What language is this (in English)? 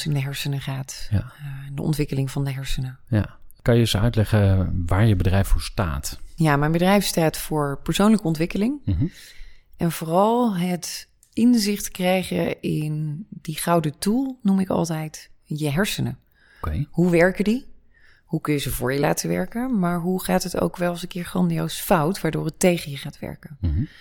Dutch